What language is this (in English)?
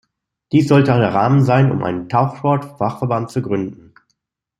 German